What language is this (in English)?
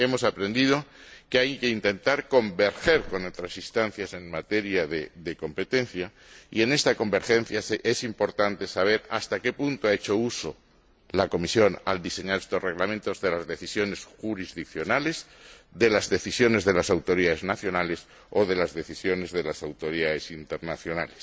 Spanish